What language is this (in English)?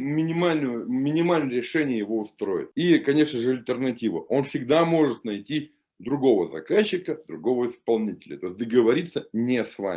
Russian